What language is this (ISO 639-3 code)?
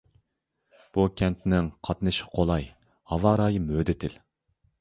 uig